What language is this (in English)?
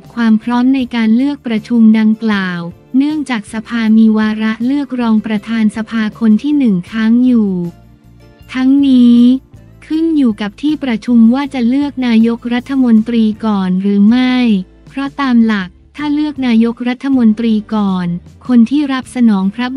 Thai